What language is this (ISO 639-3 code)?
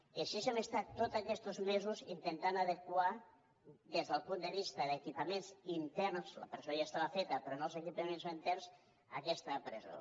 cat